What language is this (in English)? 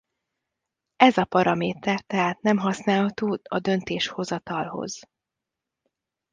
Hungarian